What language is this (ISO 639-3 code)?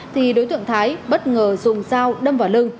vie